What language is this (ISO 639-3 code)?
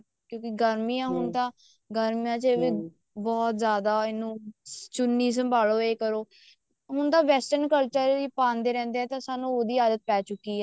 pan